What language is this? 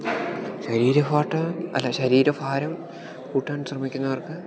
Malayalam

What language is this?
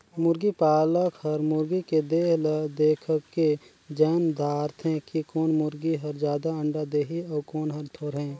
Chhattisgarhi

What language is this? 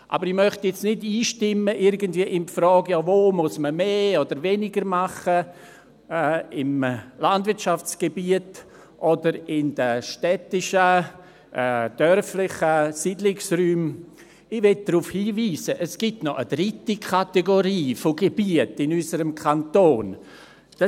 Swiss German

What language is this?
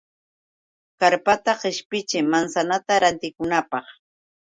Yauyos Quechua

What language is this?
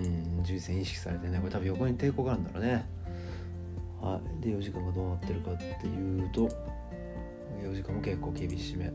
Japanese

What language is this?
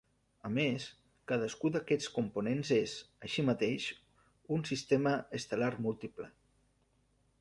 Catalan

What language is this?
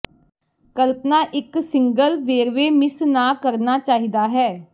Punjabi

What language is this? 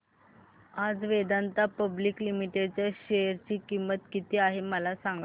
Marathi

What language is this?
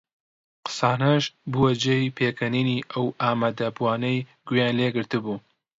Central Kurdish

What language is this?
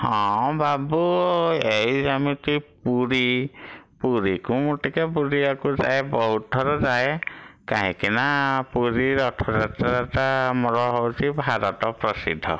Odia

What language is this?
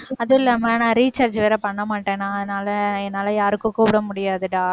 Tamil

